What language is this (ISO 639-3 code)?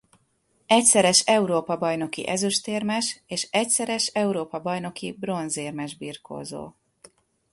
hun